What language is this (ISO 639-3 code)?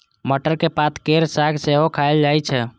mai